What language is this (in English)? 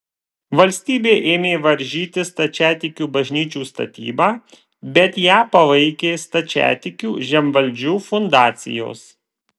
Lithuanian